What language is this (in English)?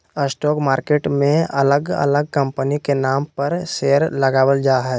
Magahi